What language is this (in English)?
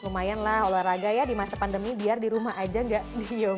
Indonesian